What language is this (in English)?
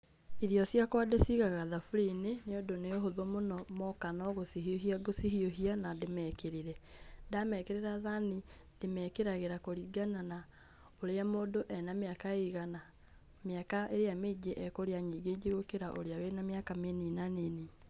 Kikuyu